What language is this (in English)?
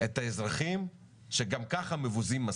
Hebrew